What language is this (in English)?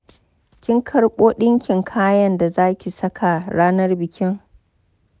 Hausa